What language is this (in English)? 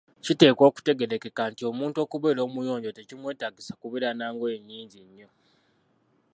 Ganda